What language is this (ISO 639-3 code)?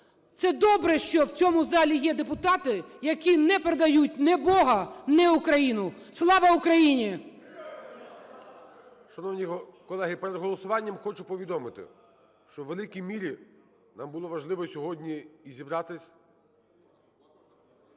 ukr